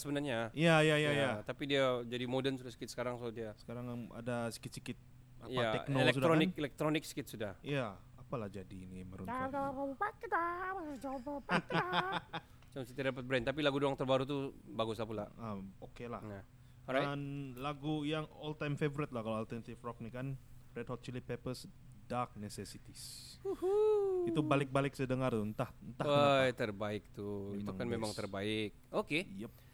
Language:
Malay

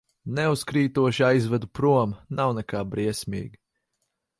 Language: Latvian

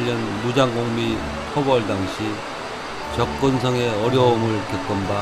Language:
Korean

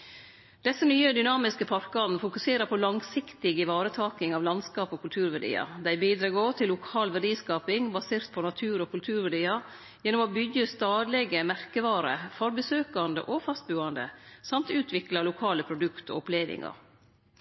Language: Norwegian Nynorsk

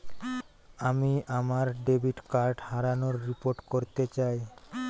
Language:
Bangla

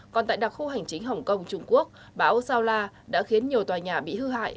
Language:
Vietnamese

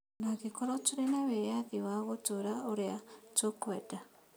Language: Kikuyu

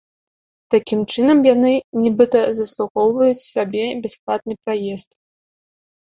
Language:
Belarusian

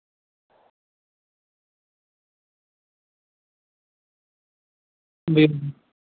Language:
Sindhi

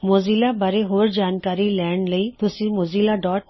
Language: Punjabi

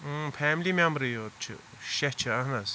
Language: Kashmiri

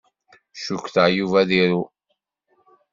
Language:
Kabyle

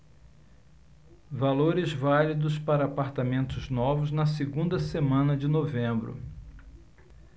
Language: Portuguese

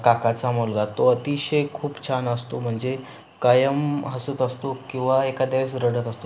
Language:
Marathi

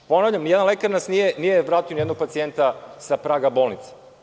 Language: Serbian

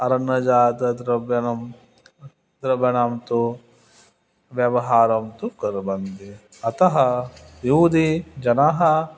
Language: Sanskrit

